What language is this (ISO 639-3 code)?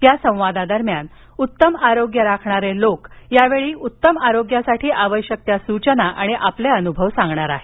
mar